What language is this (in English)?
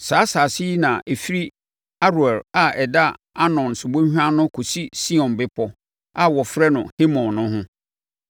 Akan